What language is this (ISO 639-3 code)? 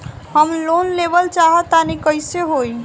bho